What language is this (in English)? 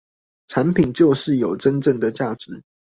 Chinese